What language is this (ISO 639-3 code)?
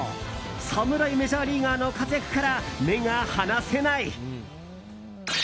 jpn